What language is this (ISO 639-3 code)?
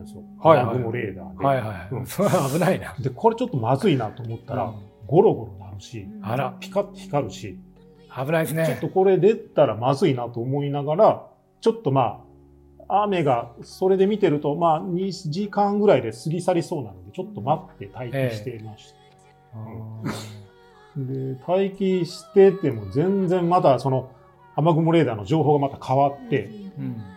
jpn